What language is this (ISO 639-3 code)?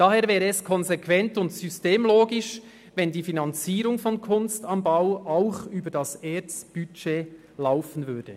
gsw